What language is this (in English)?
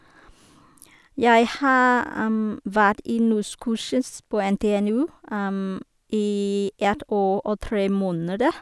Norwegian